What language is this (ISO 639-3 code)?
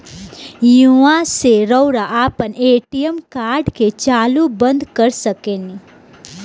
bho